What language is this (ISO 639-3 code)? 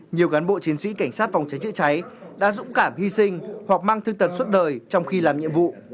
vie